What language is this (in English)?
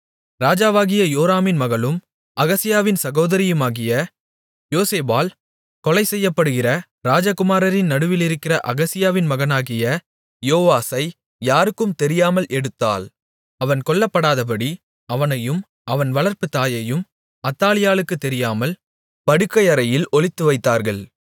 Tamil